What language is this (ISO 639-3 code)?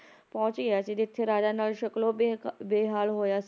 pan